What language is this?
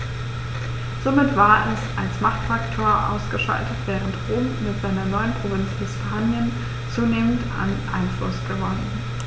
German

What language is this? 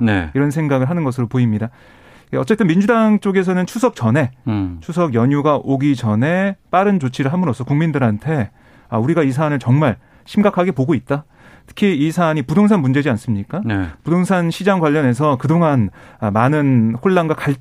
Korean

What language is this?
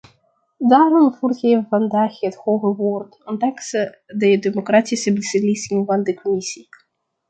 Dutch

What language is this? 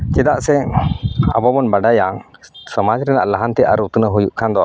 Santali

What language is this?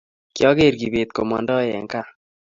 Kalenjin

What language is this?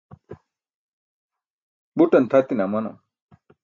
Burushaski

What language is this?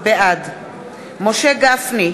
Hebrew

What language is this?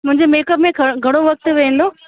Sindhi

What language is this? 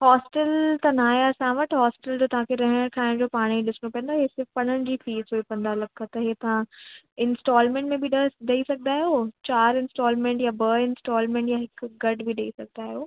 Sindhi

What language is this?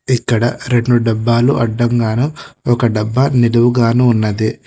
Telugu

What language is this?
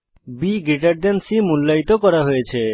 Bangla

